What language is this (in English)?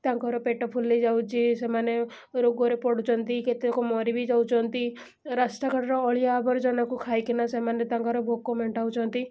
Odia